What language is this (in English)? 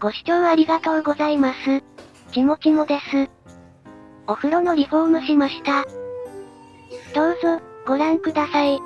Japanese